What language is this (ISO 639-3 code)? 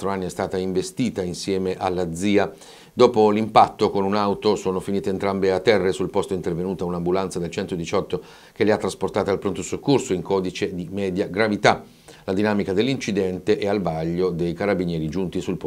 ita